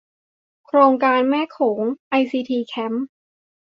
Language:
Thai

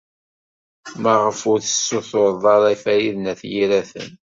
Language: Kabyle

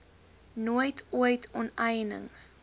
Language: Afrikaans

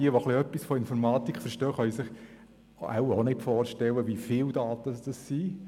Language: Swiss German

